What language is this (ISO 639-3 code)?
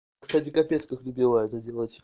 rus